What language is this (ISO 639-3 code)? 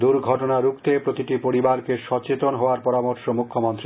ben